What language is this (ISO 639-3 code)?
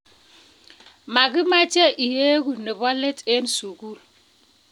kln